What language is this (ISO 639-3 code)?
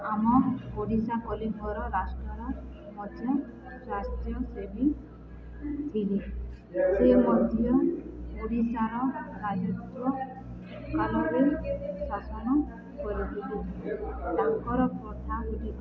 ori